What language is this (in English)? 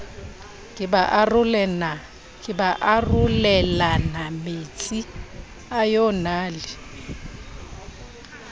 Southern Sotho